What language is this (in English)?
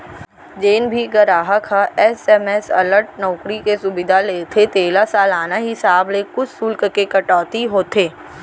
Chhattisgarhi